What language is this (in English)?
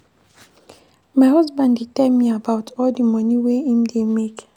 Nigerian Pidgin